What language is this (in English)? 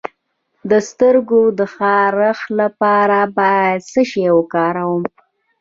Pashto